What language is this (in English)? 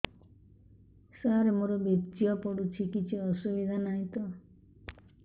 Odia